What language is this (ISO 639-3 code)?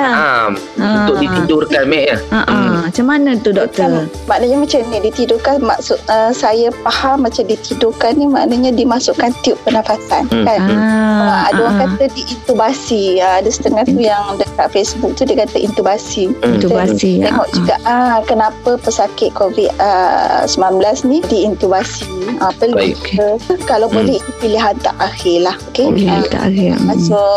msa